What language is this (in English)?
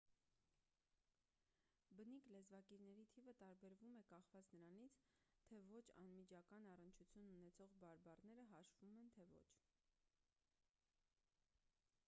Armenian